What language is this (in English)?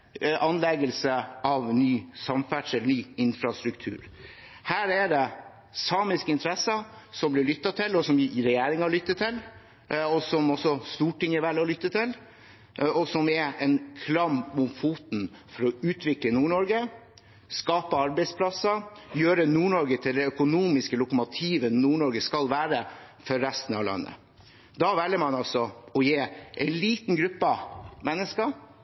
Norwegian Bokmål